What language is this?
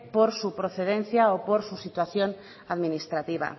Spanish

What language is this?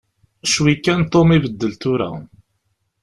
Kabyle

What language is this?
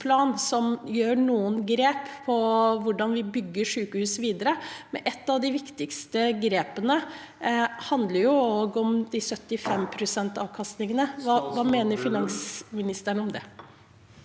Norwegian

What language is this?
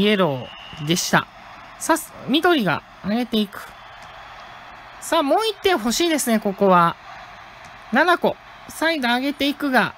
Japanese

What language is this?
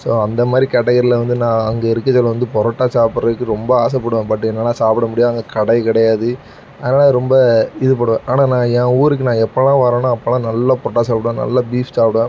Tamil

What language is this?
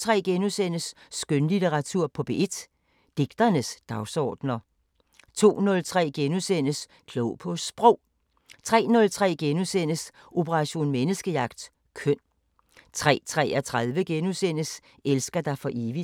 Danish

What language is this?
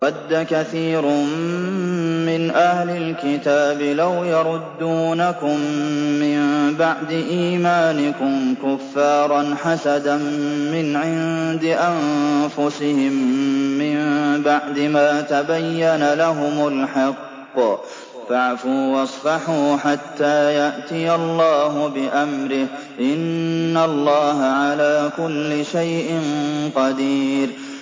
Arabic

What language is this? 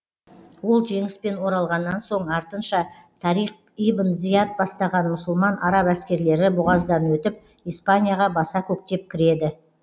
Kazakh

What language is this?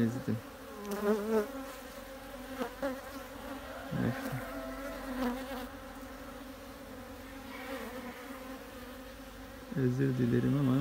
Turkish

